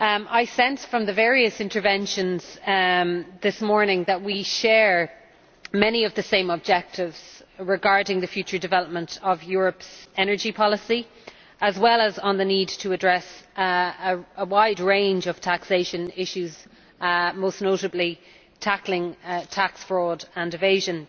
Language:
English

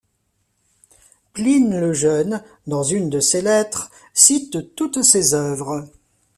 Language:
French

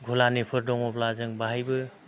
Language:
Bodo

